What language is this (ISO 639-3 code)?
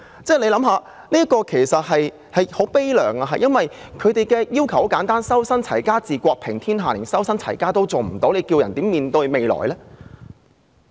yue